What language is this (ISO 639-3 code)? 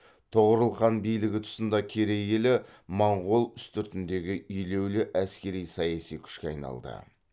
kaz